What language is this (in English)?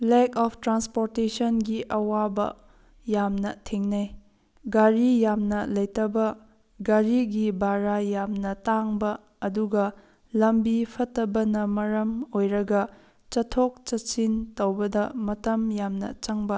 Manipuri